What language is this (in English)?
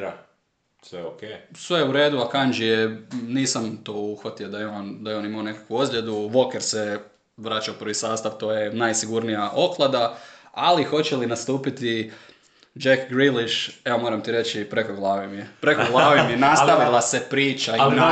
Croatian